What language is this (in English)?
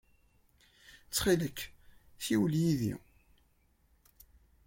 Kabyle